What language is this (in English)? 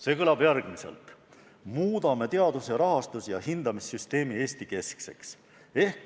Estonian